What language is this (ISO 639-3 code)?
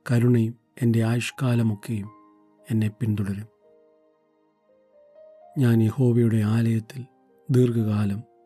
mal